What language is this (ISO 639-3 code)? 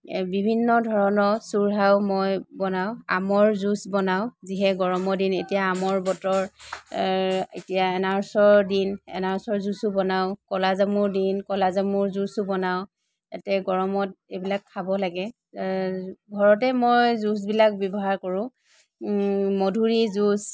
asm